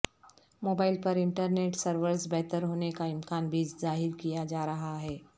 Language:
Urdu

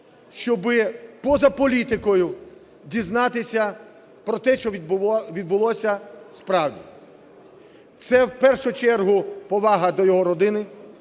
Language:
Ukrainian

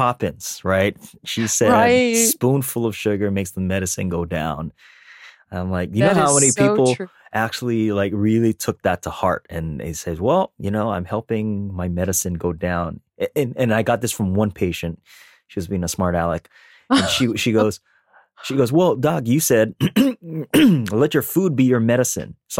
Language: English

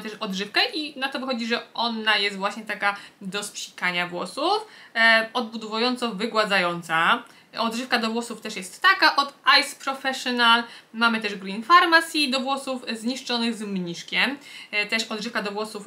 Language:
Polish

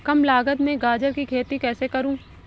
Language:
Hindi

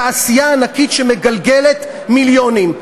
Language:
Hebrew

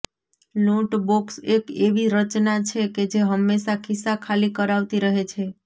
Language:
Gujarati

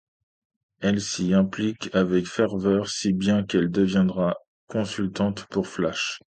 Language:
French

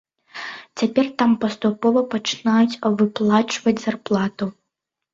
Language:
Belarusian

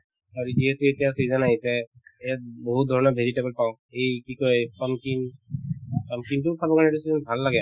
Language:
Assamese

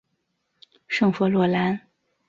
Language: Chinese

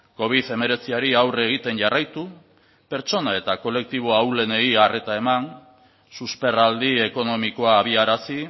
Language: Basque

